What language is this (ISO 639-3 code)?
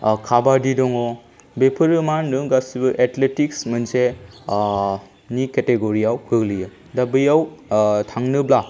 brx